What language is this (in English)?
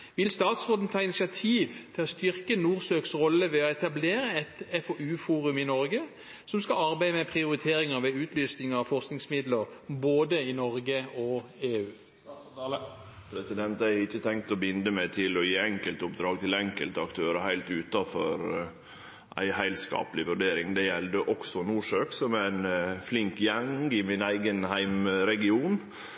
Norwegian